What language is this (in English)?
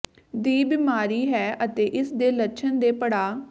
Punjabi